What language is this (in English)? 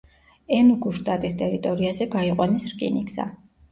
Georgian